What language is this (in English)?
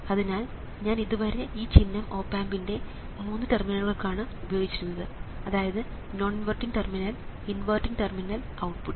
Malayalam